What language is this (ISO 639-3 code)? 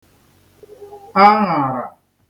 ibo